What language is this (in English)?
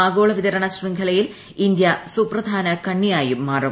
Malayalam